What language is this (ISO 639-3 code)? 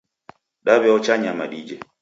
dav